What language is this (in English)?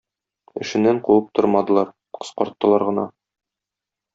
Tatar